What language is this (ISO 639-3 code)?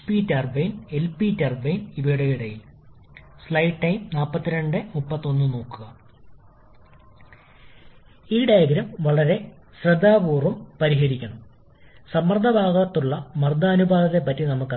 mal